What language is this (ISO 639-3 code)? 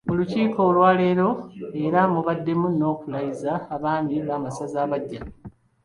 lug